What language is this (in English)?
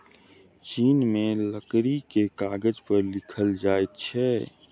Maithili